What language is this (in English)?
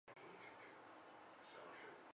Chinese